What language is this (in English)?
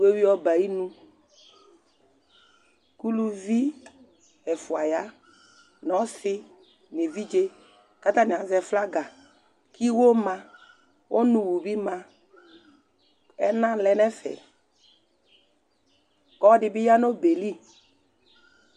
Ikposo